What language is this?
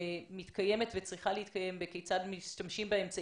Hebrew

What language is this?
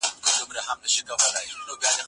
Pashto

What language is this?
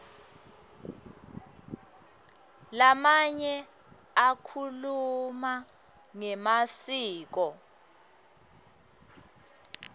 Swati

